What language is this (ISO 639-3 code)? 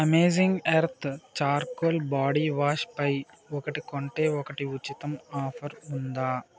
tel